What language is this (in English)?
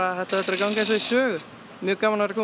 Icelandic